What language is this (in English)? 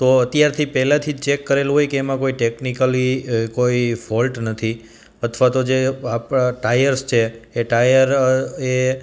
Gujarati